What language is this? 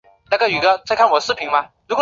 Chinese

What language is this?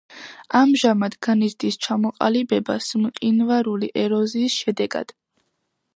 Georgian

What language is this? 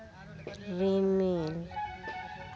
Santali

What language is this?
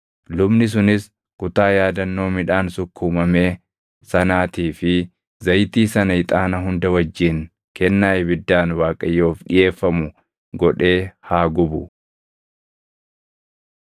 Oromo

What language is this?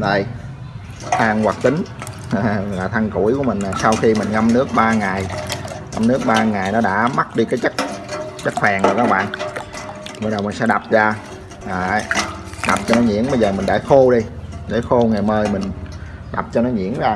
Vietnamese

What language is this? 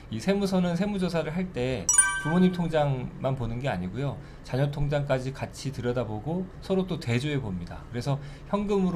Korean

